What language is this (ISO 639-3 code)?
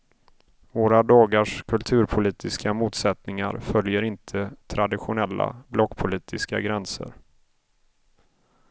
swe